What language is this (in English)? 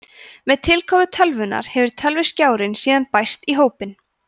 Icelandic